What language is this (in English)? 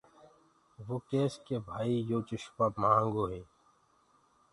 Gurgula